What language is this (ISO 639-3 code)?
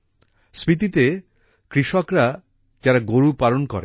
ben